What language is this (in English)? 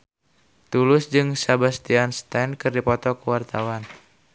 Sundanese